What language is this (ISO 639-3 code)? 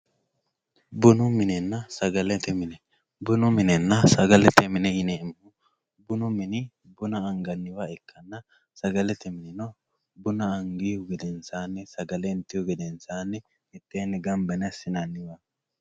sid